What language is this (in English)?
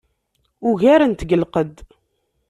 Kabyle